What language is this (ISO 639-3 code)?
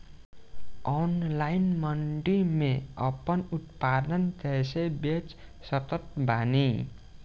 bho